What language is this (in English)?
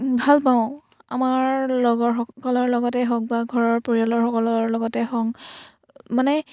Assamese